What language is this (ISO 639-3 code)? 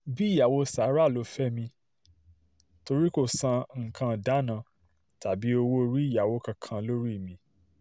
yor